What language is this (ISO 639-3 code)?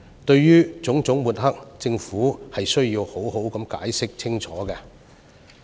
yue